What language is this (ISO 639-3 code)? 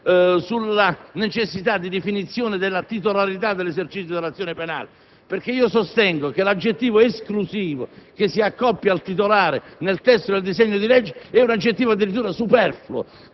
ita